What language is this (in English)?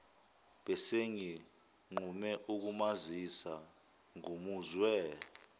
Zulu